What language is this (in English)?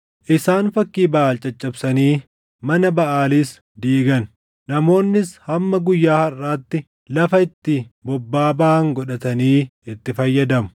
Oromo